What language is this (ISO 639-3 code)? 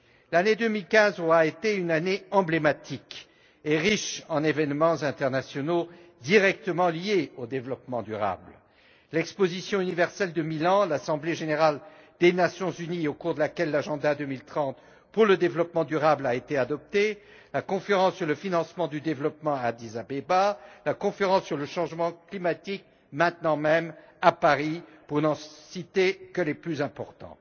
fra